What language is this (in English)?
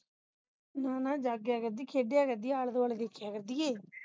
Punjabi